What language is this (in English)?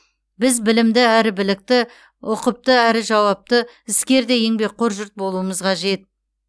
Kazakh